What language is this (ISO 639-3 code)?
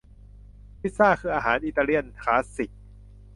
tha